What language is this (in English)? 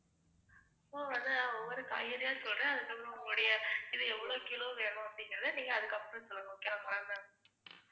Tamil